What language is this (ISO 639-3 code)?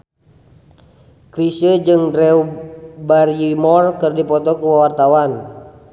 sun